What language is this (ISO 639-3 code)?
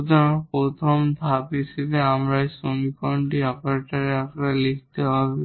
ben